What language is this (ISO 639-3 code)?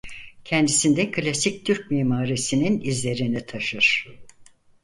tur